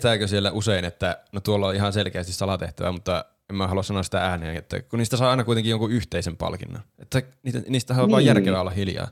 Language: Finnish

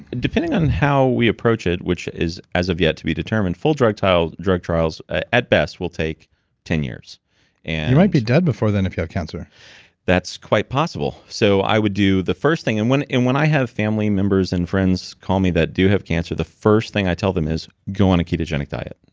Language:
English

